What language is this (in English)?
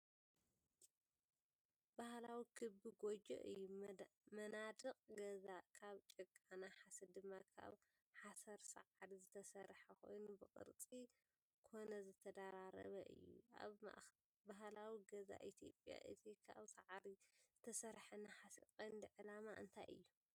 Tigrinya